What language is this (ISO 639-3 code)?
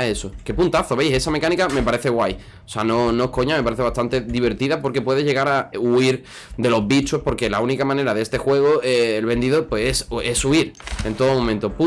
spa